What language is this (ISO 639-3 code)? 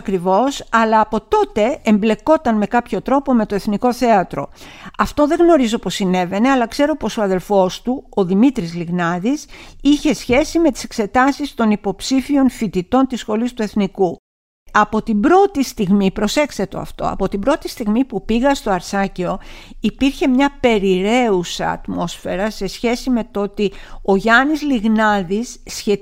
ell